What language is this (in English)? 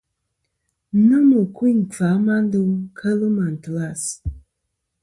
Kom